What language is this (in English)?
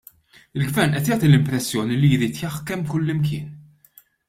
Maltese